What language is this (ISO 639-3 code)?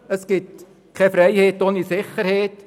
gsw